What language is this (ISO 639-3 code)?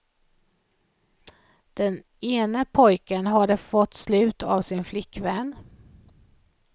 swe